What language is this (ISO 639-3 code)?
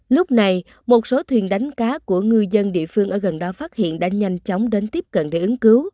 vie